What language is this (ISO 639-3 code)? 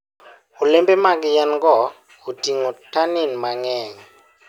luo